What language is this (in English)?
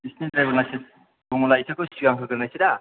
Bodo